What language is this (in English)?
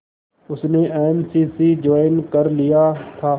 Hindi